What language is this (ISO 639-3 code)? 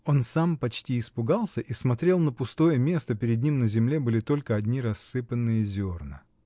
rus